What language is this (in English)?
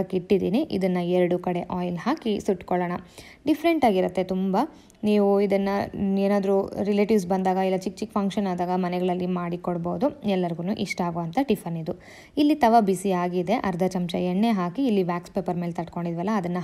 English